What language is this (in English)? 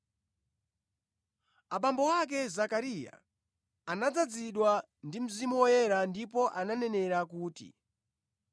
Nyanja